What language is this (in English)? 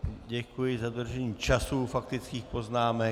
Czech